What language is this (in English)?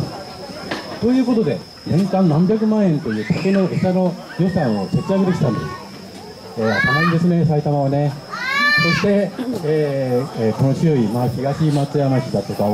Japanese